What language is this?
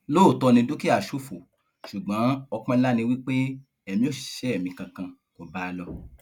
Yoruba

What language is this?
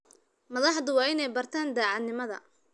Somali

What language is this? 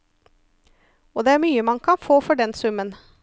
Norwegian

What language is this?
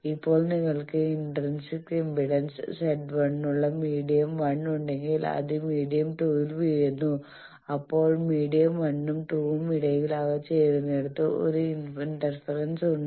Malayalam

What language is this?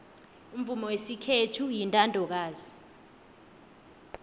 South Ndebele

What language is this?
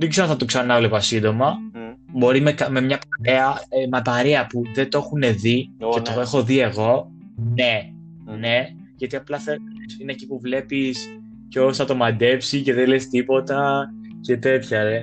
Greek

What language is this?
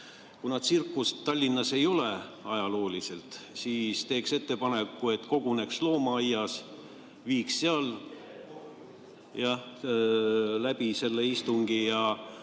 Estonian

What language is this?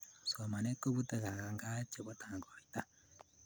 Kalenjin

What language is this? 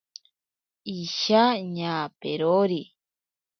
Ashéninka Perené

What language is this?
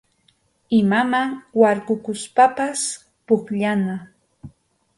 Arequipa-La Unión Quechua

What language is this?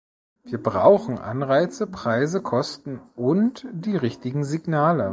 German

